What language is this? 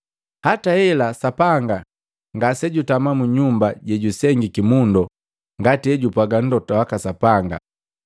Matengo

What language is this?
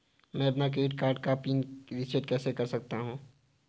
Hindi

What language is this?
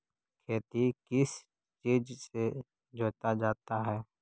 Magahi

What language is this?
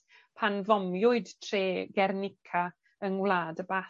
Welsh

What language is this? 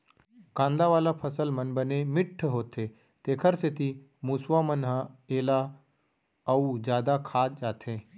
Chhattisgarhi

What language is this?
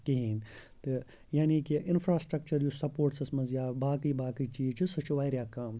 Kashmiri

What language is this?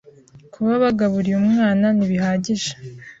Kinyarwanda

